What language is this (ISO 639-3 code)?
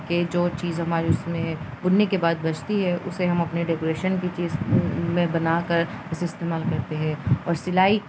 urd